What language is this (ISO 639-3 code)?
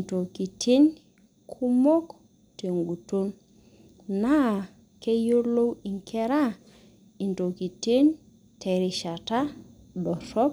mas